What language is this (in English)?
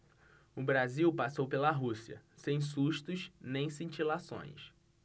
Portuguese